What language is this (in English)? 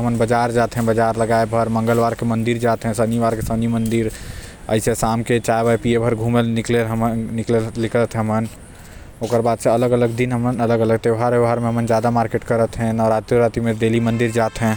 Korwa